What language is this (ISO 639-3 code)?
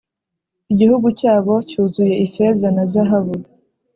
kin